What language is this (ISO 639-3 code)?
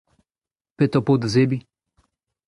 bre